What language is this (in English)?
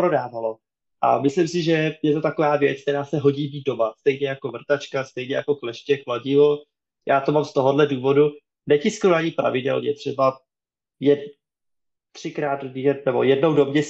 Czech